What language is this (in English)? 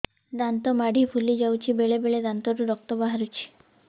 Odia